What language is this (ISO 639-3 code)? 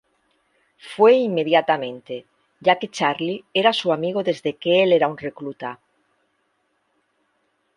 spa